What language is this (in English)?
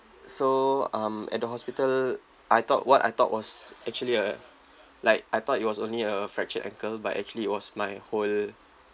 English